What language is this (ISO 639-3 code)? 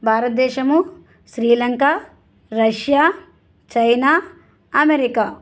tel